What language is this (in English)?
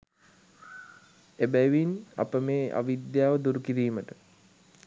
Sinhala